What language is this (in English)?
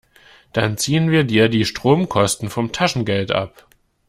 German